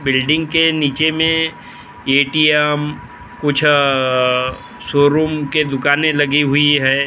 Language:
Hindi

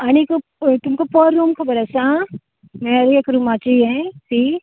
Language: Konkani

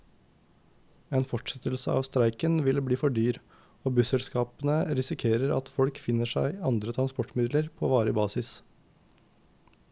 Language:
Norwegian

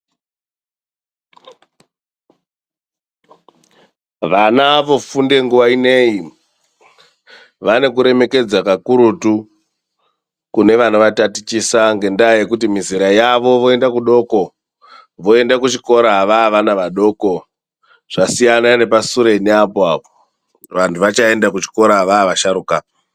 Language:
Ndau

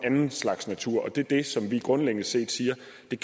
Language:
Danish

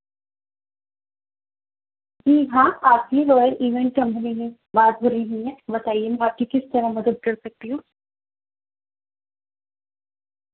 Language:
Urdu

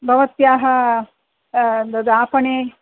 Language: Sanskrit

